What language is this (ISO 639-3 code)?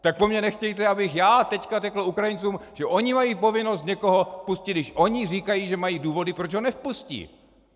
ces